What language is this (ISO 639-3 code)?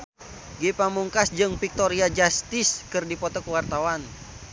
sun